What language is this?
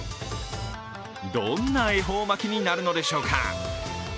Japanese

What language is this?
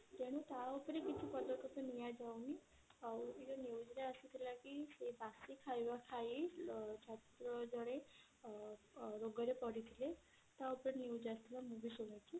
Odia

